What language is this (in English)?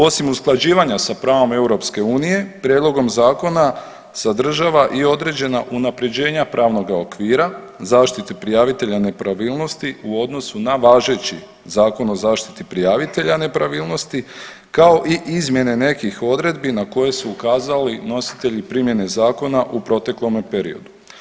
Croatian